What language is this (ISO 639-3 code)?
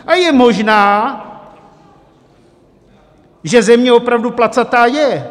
ces